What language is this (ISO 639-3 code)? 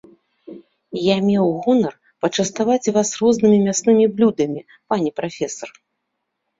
bel